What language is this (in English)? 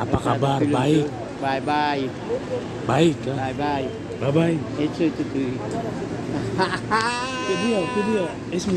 Indonesian